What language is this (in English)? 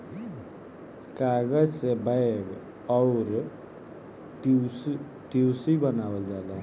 Bhojpuri